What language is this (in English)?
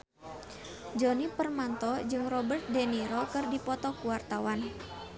Sundanese